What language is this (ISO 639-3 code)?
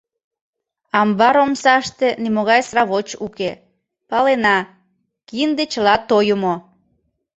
chm